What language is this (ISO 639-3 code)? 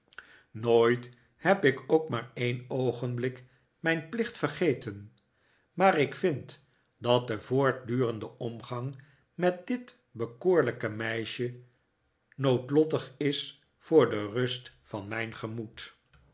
nld